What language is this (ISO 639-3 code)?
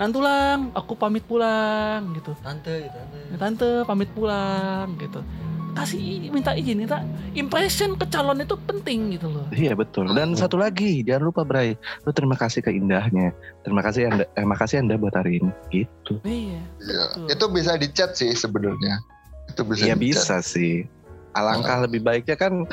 ind